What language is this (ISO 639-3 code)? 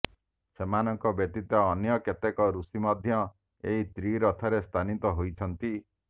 ori